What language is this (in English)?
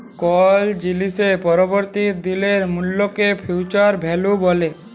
Bangla